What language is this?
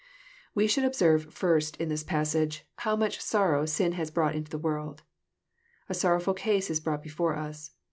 English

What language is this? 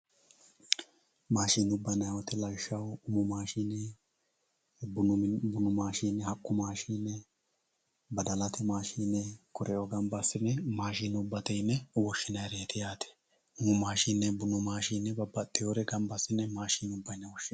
Sidamo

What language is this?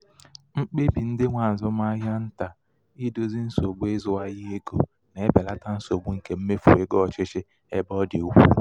Igbo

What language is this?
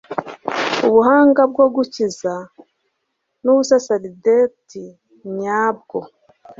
Kinyarwanda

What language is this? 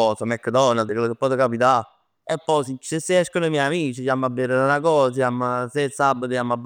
Neapolitan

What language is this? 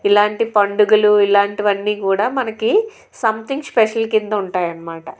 Telugu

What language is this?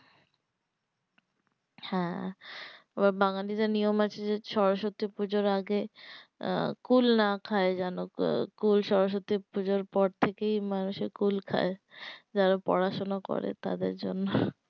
Bangla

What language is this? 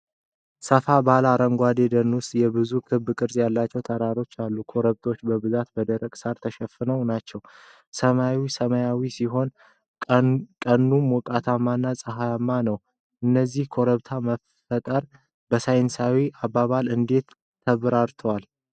Amharic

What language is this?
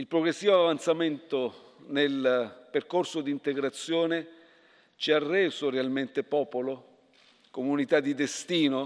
Italian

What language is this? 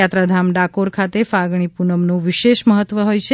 Gujarati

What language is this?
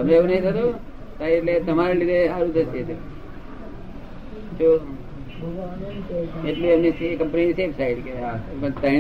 Gujarati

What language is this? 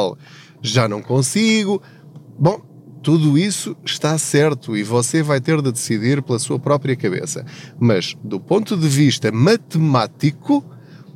Portuguese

